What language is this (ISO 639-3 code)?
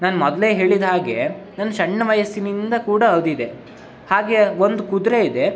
kan